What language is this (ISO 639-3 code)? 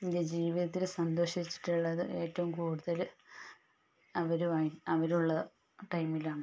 mal